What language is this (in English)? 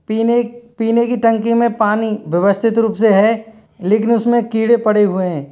Hindi